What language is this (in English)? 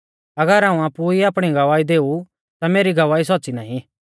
Mahasu Pahari